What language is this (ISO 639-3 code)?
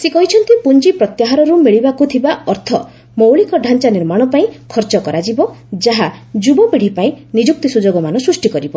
ori